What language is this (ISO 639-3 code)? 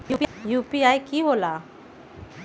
mag